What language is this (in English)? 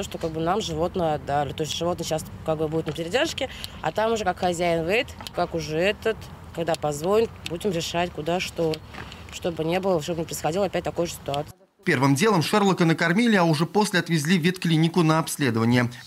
Russian